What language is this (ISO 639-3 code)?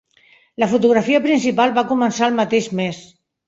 cat